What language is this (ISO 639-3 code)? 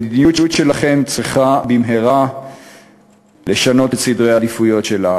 heb